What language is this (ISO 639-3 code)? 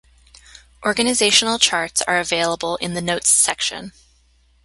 eng